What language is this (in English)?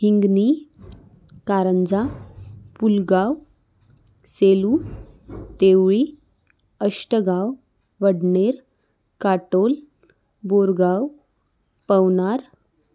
Marathi